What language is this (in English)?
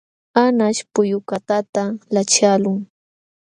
Jauja Wanca Quechua